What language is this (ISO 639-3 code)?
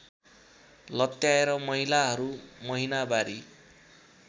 nep